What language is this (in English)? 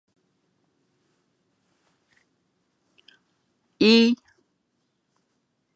Chinese